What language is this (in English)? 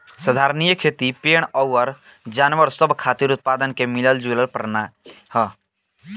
Bhojpuri